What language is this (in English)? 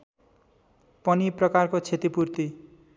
Nepali